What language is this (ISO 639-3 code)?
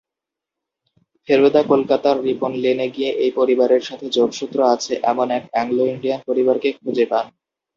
ben